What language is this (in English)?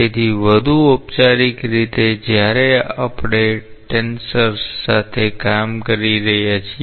Gujarati